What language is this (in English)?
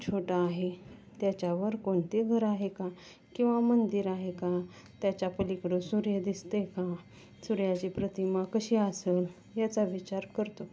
Marathi